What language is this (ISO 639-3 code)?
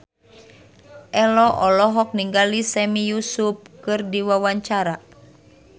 sun